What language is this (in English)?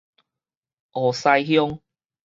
Min Nan Chinese